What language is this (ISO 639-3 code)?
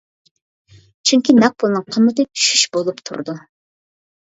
uig